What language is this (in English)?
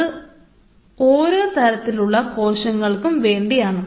Malayalam